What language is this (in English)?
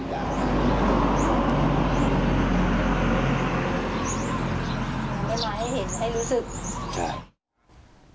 Thai